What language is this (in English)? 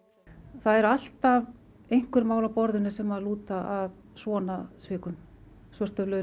Icelandic